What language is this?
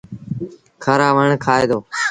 Sindhi Bhil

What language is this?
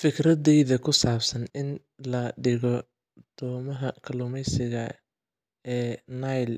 Somali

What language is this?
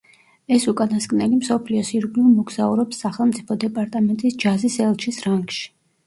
Georgian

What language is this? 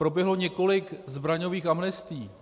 Czech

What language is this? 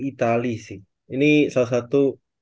Indonesian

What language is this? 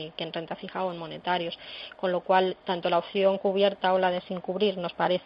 Spanish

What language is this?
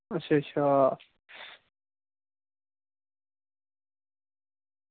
Dogri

